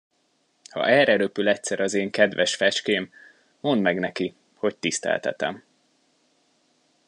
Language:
Hungarian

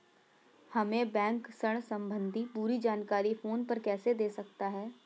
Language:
Hindi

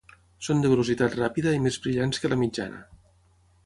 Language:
Catalan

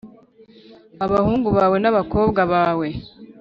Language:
Kinyarwanda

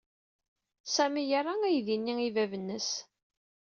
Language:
Kabyle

